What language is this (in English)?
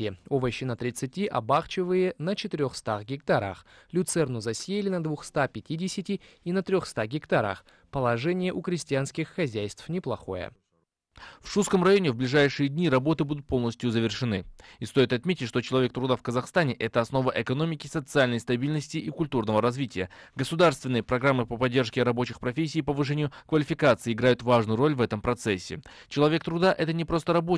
Russian